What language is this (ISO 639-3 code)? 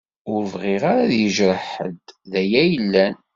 kab